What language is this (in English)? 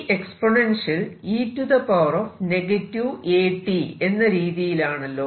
Malayalam